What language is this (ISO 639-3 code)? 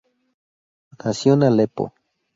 spa